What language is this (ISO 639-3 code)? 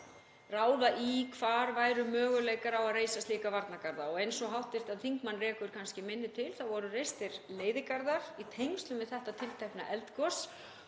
isl